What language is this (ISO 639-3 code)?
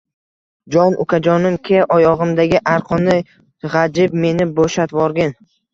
uzb